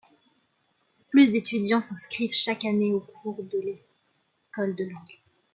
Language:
French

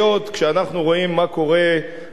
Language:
Hebrew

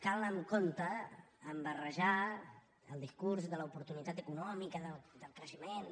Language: Catalan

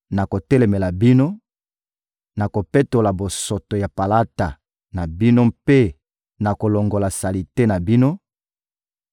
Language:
Lingala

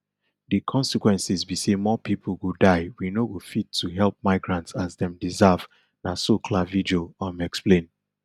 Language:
Nigerian Pidgin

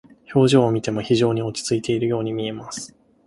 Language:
Japanese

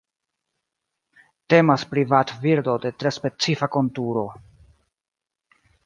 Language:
Esperanto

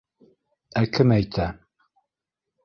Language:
Bashkir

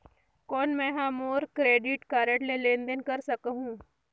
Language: Chhattisgarhi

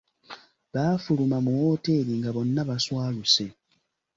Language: Ganda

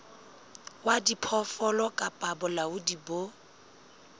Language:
Southern Sotho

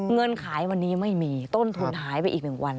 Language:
Thai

